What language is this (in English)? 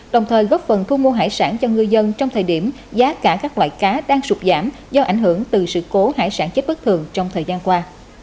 Vietnamese